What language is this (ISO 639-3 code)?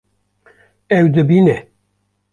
kur